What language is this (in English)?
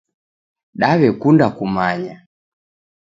Taita